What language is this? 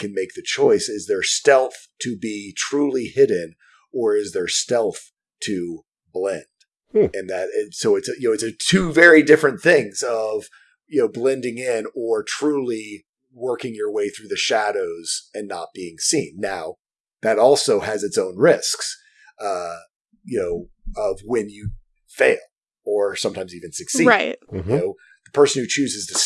English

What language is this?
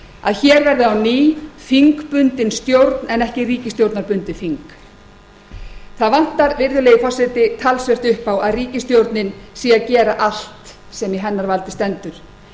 Icelandic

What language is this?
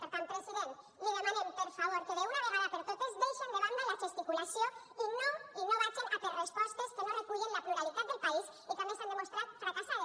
Catalan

